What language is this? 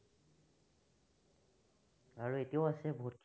Assamese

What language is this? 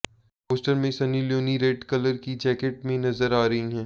Hindi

